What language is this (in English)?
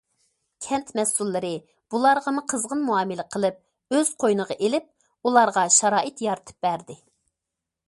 Uyghur